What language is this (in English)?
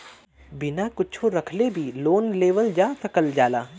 Bhojpuri